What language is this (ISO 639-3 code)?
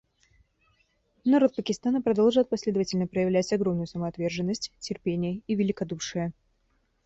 rus